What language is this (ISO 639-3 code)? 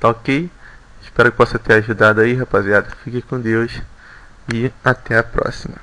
por